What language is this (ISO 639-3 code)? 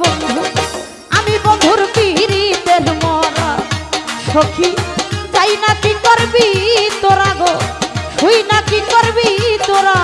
ben